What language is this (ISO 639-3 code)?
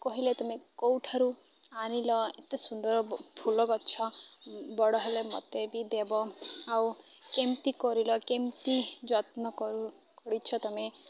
ori